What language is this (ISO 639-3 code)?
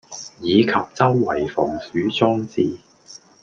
yue